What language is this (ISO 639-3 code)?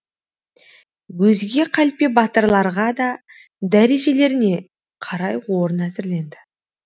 kaz